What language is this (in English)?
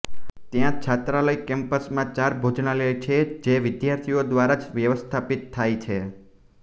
Gujarati